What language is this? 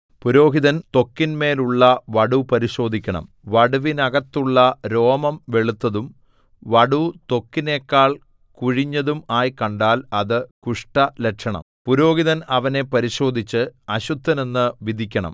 Malayalam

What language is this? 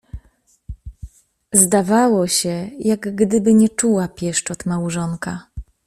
Polish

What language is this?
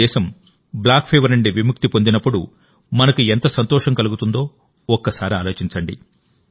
Telugu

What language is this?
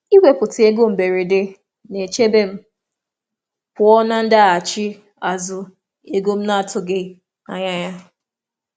Igbo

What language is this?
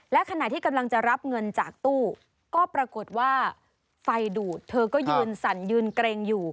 Thai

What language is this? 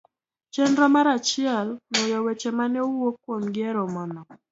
Luo (Kenya and Tanzania)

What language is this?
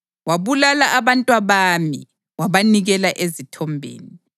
North Ndebele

